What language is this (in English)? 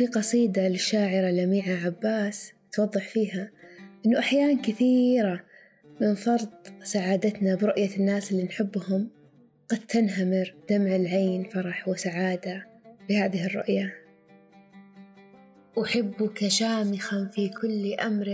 Arabic